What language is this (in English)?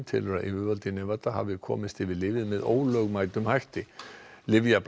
Icelandic